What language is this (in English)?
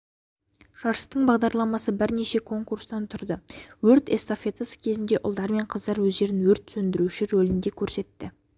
Kazakh